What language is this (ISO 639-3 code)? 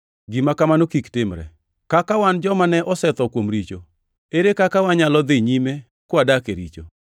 luo